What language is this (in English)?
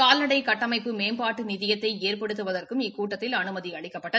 Tamil